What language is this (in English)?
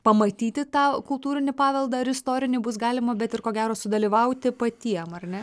Lithuanian